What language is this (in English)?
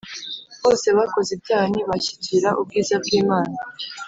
Kinyarwanda